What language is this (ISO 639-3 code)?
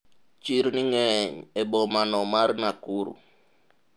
luo